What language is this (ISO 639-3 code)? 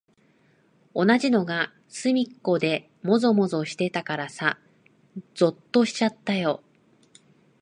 jpn